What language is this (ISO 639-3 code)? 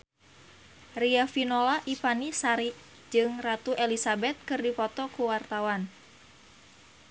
sun